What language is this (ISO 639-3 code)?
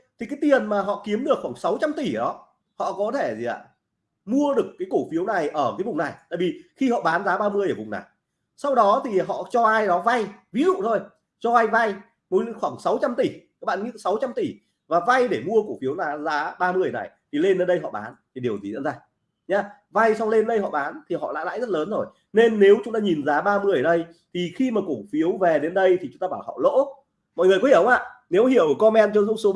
vie